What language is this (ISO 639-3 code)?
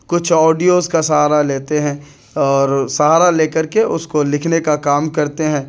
urd